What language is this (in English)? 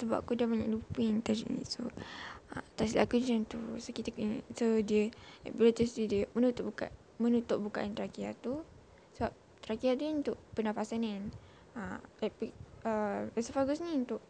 Malay